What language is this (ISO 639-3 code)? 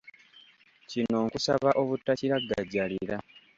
lug